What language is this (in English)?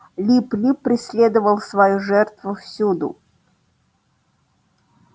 Russian